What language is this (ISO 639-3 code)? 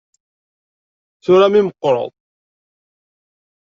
kab